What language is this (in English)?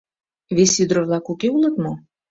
Mari